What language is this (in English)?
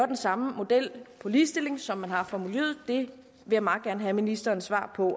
Danish